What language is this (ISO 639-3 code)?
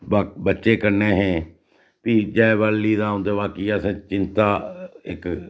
doi